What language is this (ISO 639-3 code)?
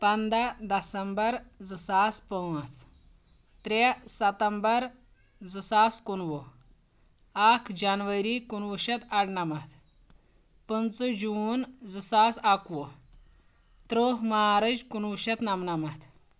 kas